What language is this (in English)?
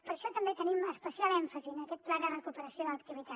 Catalan